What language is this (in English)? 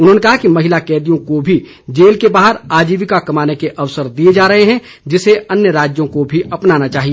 Hindi